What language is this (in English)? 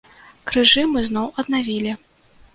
Belarusian